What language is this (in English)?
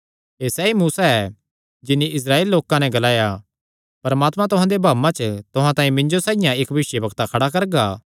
Kangri